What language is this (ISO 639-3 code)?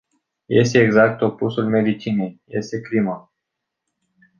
ron